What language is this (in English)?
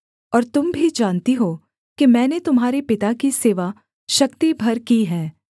Hindi